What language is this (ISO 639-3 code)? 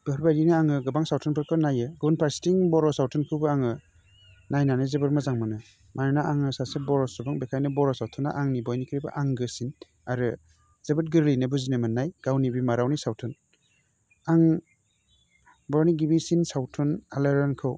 brx